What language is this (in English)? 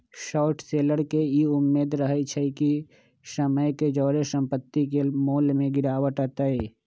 Magahi